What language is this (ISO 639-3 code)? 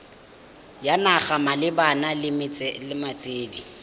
tsn